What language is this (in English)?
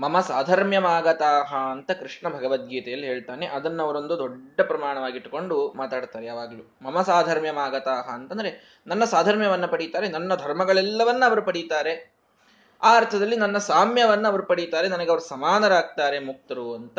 Kannada